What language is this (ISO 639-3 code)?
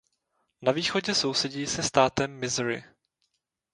ces